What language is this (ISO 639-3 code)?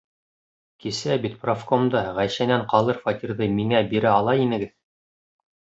bak